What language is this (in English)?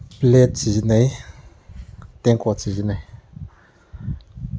Manipuri